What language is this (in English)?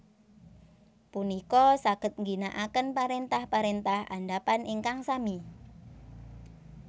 Javanese